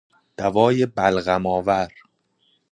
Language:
Persian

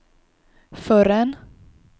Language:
Swedish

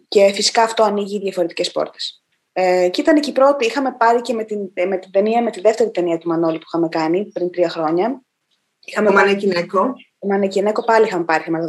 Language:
Greek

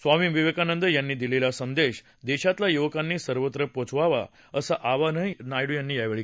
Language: Marathi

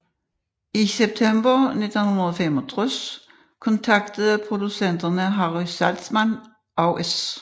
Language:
Danish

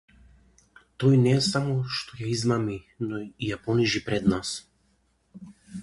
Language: Macedonian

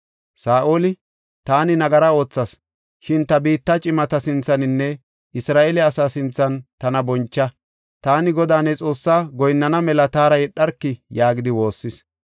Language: Gofa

